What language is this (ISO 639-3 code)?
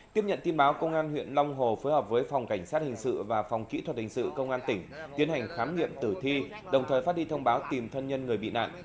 vie